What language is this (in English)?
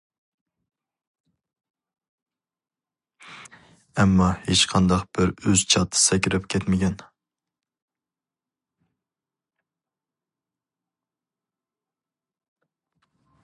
Uyghur